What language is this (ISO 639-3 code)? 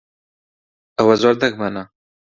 ckb